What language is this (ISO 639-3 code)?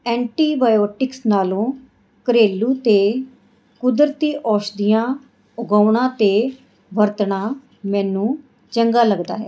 pan